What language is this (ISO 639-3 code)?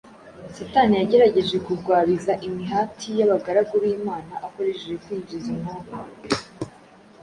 kin